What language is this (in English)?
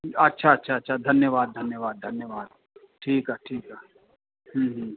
Sindhi